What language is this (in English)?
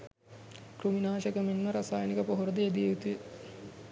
Sinhala